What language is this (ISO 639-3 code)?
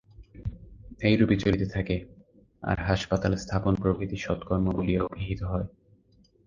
ben